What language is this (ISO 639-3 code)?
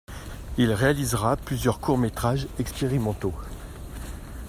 fra